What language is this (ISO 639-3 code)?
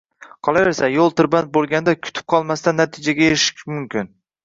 uzb